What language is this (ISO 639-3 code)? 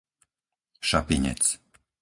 slk